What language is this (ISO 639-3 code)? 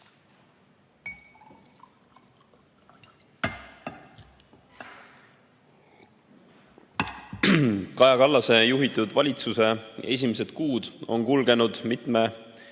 est